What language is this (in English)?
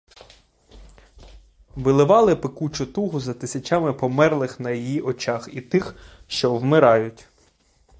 Ukrainian